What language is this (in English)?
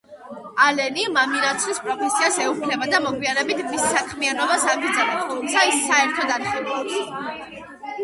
Georgian